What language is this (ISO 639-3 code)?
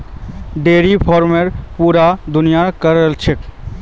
mag